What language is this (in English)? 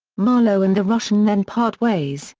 English